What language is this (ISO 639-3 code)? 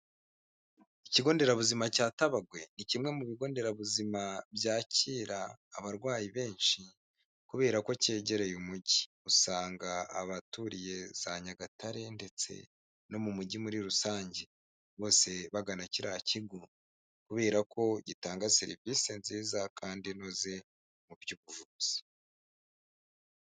kin